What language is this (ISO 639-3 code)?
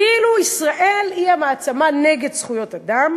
heb